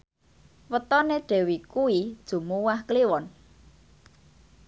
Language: Javanese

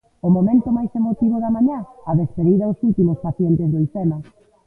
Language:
Galician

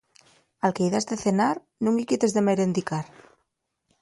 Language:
Asturian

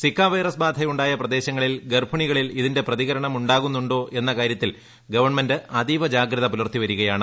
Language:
Malayalam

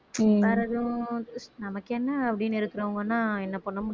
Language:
Tamil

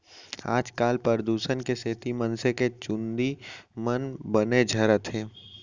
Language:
Chhattisgarhi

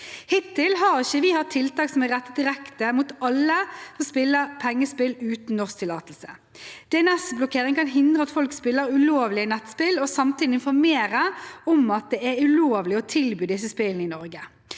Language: Norwegian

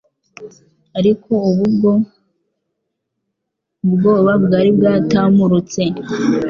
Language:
Kinyarwanda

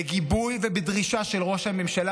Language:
Hebrew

